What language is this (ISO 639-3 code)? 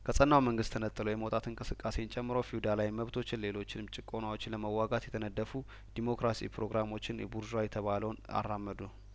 amh